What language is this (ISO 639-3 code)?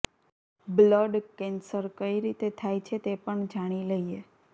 guj